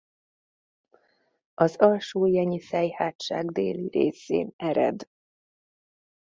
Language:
Hungarian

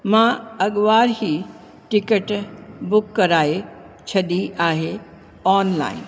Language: Sindhi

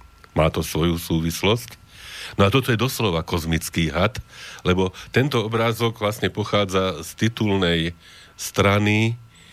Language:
Slovak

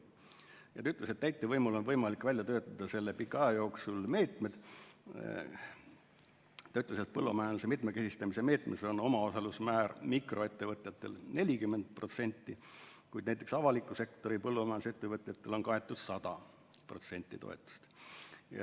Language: Estonian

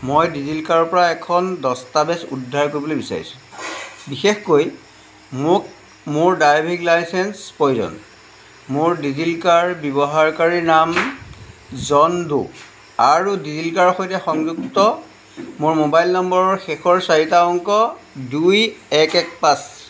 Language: Assamese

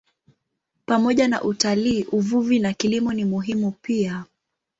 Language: Swahili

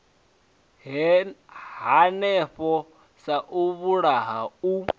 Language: Venda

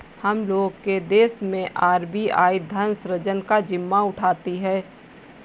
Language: Hindi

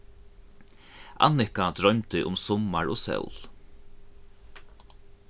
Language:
Faroese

